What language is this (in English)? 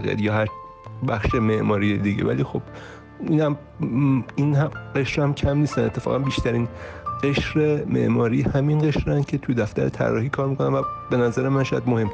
Persian